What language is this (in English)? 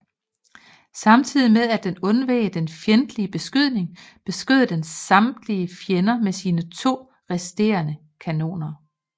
Danish